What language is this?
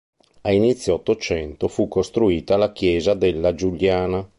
Italian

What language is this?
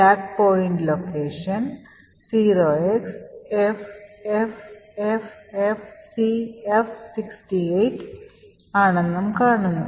Malayalam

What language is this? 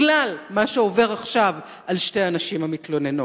Hebrew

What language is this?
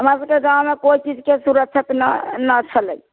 Maithili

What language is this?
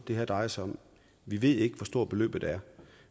Danish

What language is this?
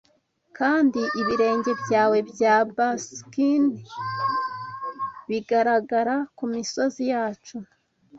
Kinyarwanda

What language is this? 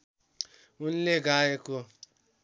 Nepali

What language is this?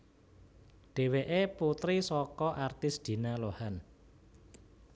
Javanese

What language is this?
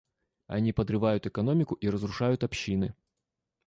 Russian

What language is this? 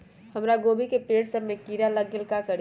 Magahi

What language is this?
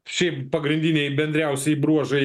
Lithuanian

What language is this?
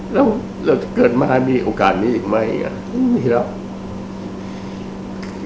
Thai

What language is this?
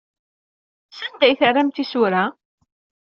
Kabyle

